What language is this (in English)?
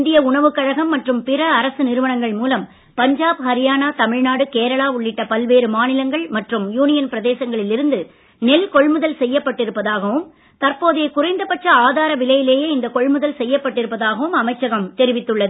Tamil